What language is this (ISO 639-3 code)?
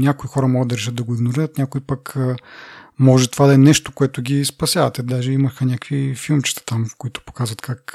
bul